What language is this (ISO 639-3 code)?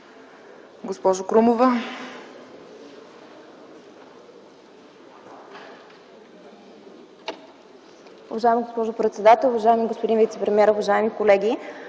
bul